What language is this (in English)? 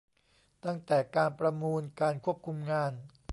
Thai